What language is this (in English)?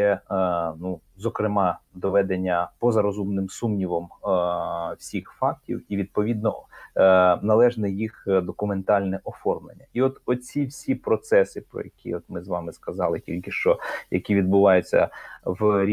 Ukrainian